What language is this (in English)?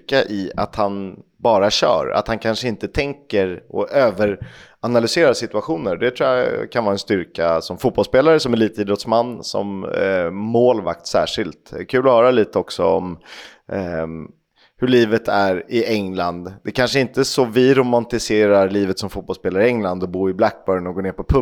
Swedish